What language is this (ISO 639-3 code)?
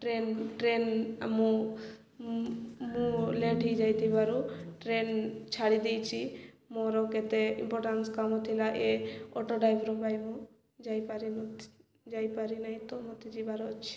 ori